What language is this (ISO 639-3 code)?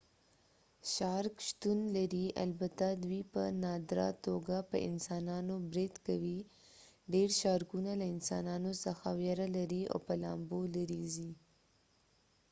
pus